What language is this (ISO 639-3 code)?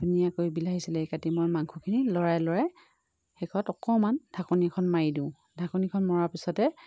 asm